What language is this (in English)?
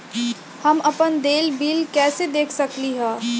Magahi